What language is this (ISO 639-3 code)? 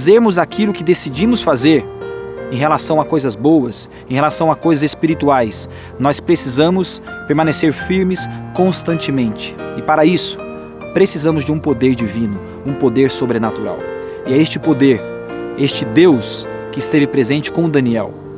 por